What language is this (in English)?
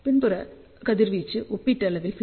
Tamil